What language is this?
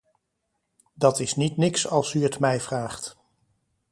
Dutch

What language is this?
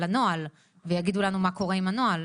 Hebrew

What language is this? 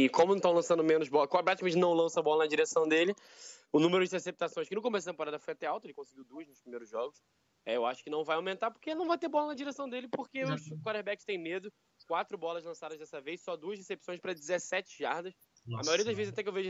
Portuguese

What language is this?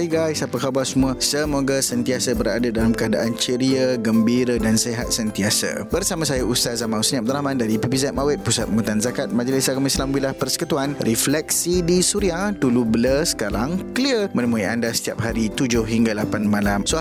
Malay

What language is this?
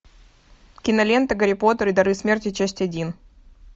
Russian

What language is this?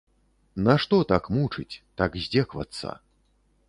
Belarusian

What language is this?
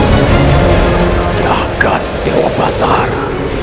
Indonesian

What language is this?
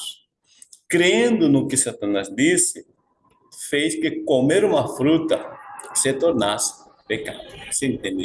Portuguese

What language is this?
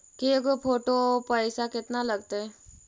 Magahi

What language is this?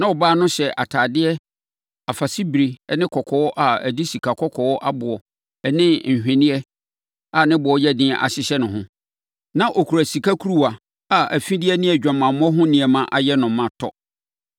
Akan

